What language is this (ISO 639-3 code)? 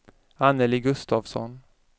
swe